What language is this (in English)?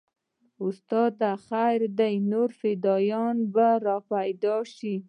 Pashto